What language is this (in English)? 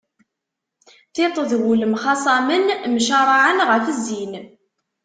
Kabyle